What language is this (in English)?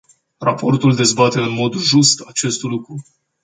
Romanian